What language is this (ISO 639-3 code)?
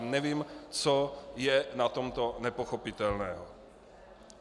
ces